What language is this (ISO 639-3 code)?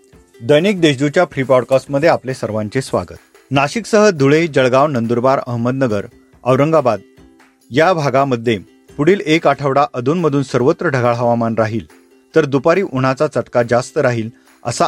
mar